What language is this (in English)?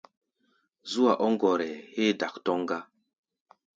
Gbaya